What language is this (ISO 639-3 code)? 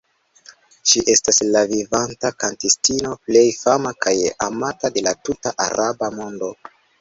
epo